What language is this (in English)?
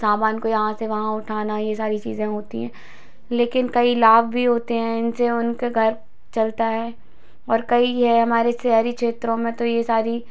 Hindi